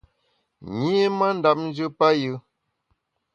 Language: Bamun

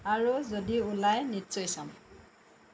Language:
Assamese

